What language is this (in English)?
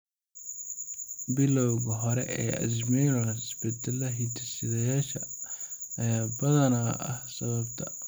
Somali